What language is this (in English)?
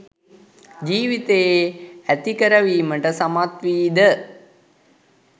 Sinhala